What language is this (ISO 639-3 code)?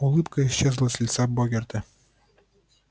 rus